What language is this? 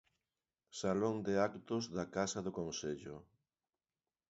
Galician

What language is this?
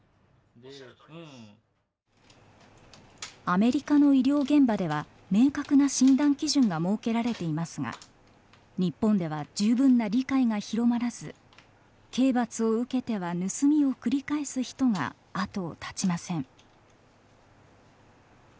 Japanese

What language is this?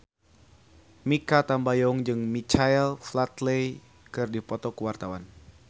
Sundanese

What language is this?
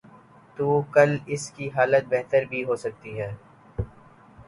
Urdu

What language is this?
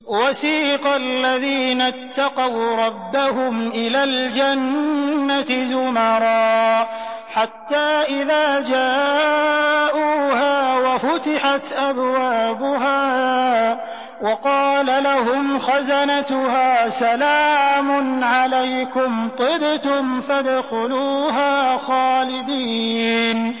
Arabic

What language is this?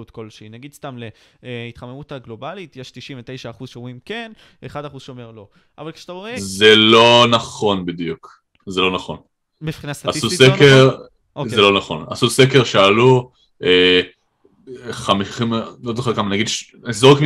Hebrew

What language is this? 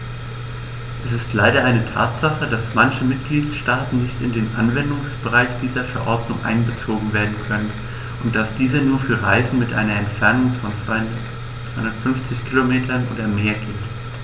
German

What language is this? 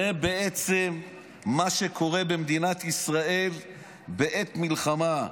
Hebrew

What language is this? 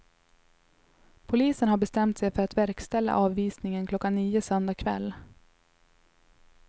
Swedish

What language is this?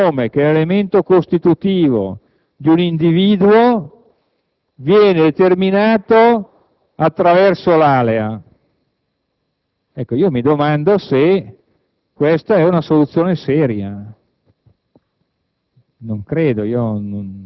Italian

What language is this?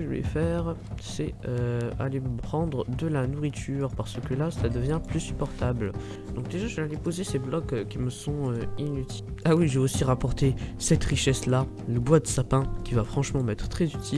French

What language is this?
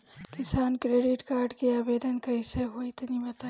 Bhojpuri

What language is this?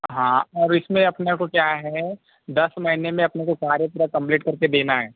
Hindi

